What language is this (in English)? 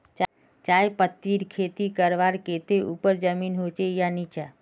Magahi